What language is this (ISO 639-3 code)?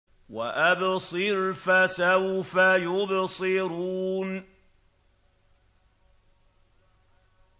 ara